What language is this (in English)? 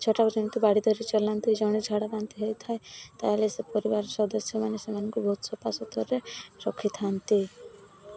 Odia